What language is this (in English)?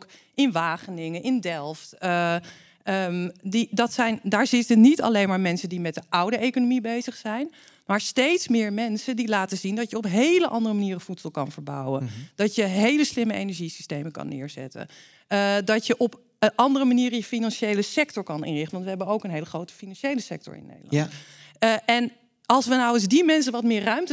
Dutch